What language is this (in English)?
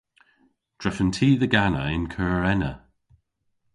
Cornish